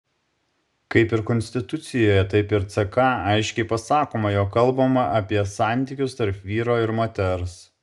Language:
Lithuanian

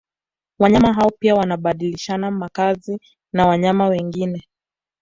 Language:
Swahili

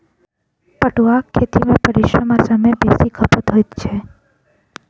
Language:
Maithili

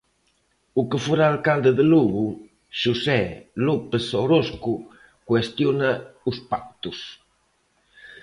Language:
Galician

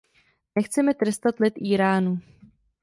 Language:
Czech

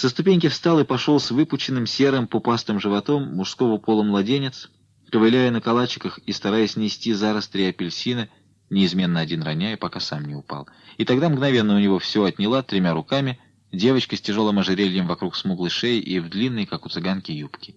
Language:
Russian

